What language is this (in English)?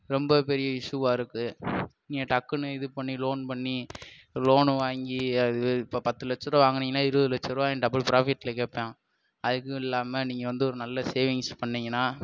Tamil